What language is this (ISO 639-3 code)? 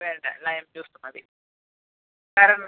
mal